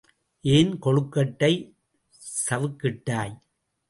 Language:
Tamil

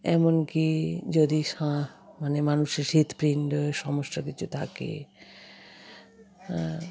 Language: Bangla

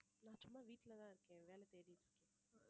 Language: Tamil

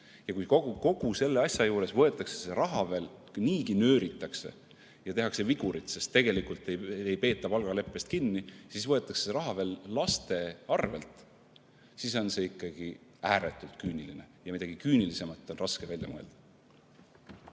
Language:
Estonian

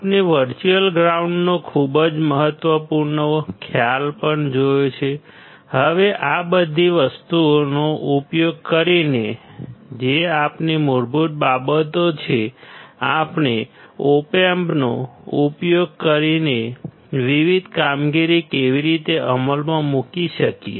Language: Gujarati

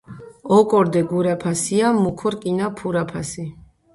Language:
Georgian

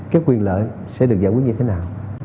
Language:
Vietnamese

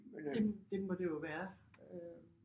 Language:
Danish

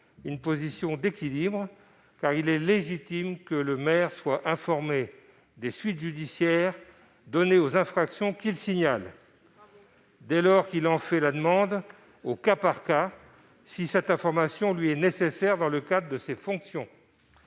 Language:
French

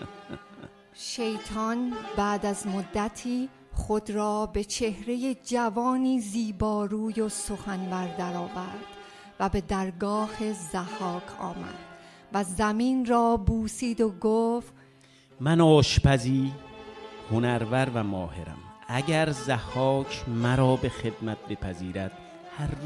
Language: Persian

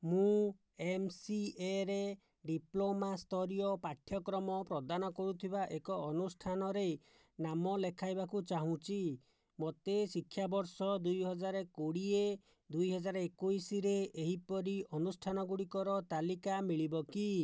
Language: Odia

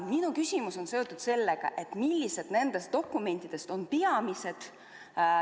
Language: Estonian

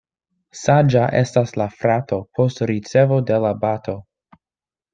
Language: Esperanto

